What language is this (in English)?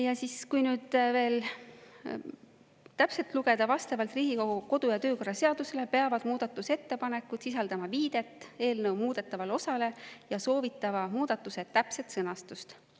Estonian